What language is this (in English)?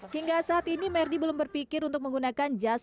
Indonesian